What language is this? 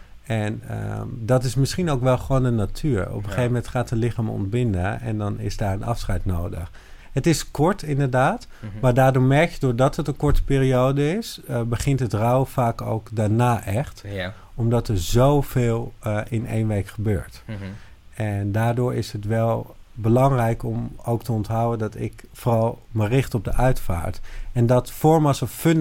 Dutch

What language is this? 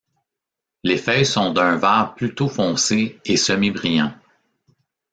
French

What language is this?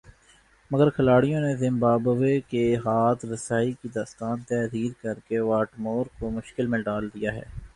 Urdu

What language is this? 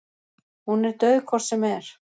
Icelandic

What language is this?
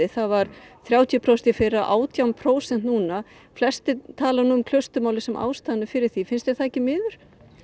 Icelandic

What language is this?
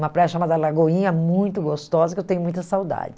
Portuguese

